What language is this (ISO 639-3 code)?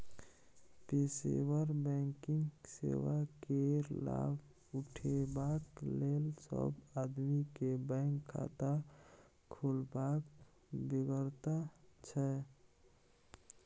mai